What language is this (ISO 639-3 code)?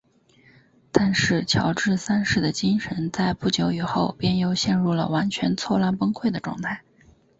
zho